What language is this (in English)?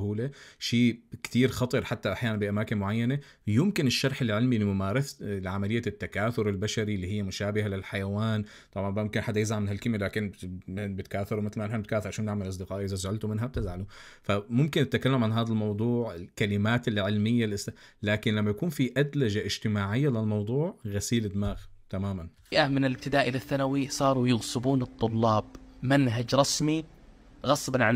Arabic